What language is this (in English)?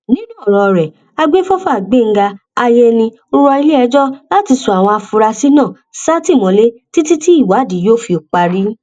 Yoruba